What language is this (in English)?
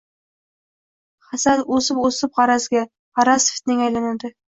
Uzbek